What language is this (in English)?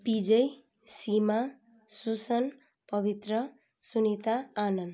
Nepali